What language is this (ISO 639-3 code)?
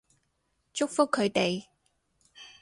yue